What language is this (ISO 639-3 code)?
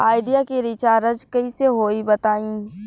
bho